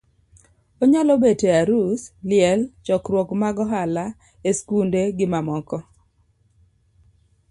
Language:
Luo (Kenya and Tanzania)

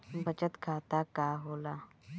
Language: Bhojpuri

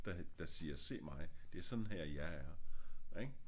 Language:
Danish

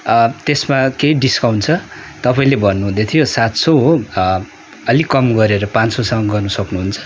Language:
Nepali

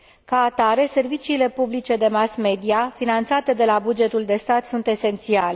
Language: Romanian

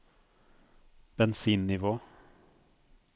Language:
Norwegian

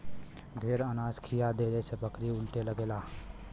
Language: Bhojpuri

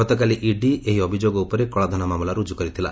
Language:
Odia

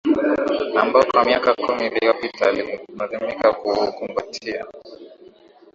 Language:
Swahili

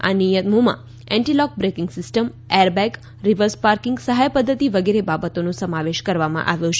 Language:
Gujarati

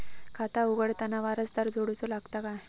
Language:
Marathi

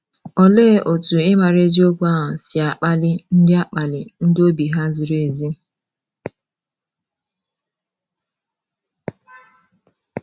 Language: Igbo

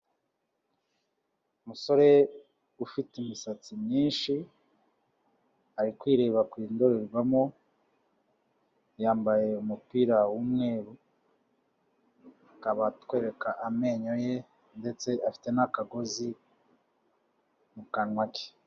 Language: Kinyarwanda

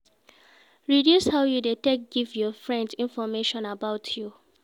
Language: Nigerian Pidgin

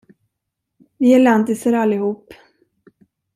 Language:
Swedish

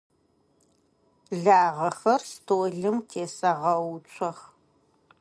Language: Adyghe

